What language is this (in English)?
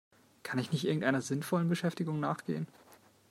German